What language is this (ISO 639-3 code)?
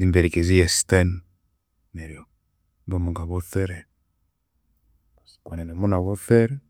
koo